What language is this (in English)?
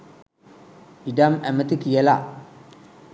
Sinhala